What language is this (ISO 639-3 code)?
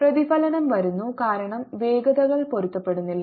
mal